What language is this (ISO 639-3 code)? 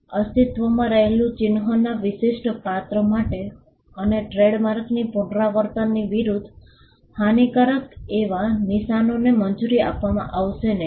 guj